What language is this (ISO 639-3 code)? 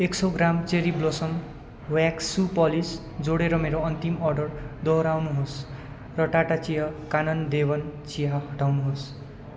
nep